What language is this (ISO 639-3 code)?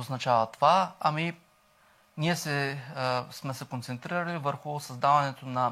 bul